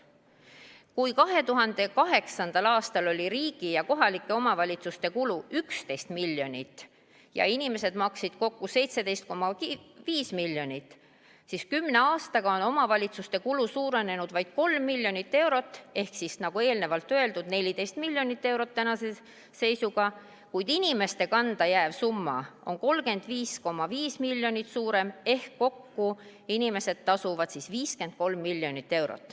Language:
Estonian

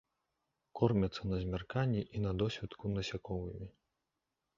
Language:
Belarusian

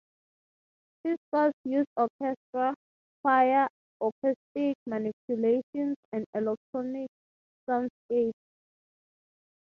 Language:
English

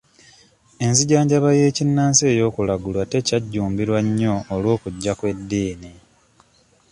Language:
Ganda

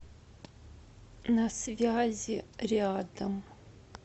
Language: Russian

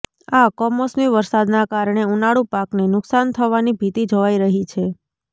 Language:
Gujarati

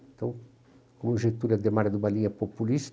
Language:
Portuguese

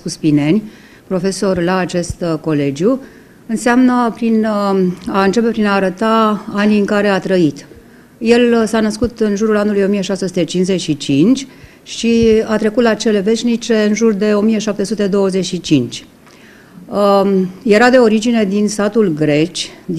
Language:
Romanian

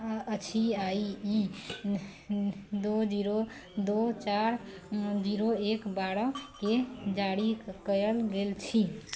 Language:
Maithili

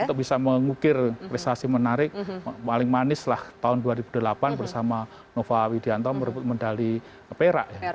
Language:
Indonesian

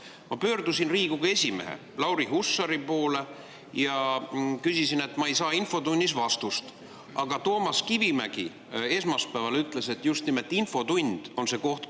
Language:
Estonian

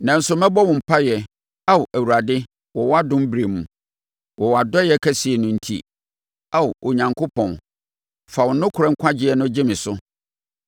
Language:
Akan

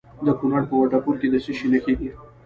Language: Pashto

